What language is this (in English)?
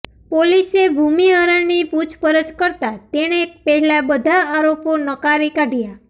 Gujarati